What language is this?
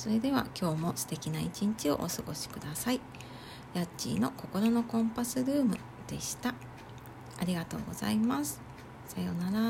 Japanese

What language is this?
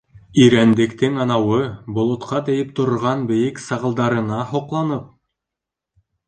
Bashkir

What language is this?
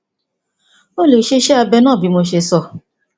Yoruba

